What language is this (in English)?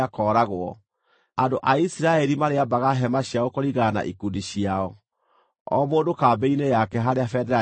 Kikuyu